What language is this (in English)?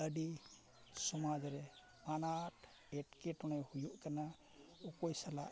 Santali